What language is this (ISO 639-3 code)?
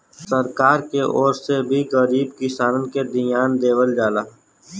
bho